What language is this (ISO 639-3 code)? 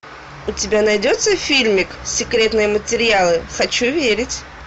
rus